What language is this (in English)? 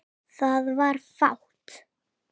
Icelandic